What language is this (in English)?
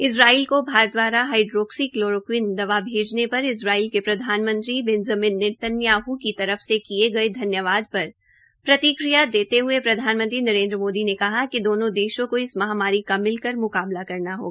Hindi